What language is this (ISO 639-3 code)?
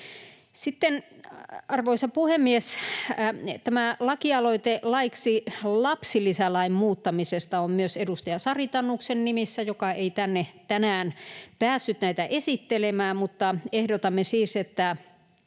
fin